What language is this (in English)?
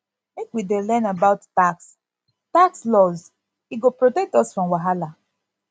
Nigerian Pidgin